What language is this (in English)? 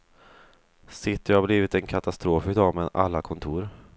Swedish